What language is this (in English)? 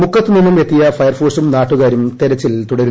Malayalam